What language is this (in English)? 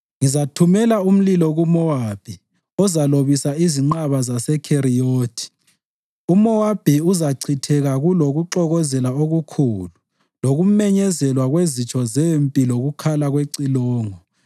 North Ndebele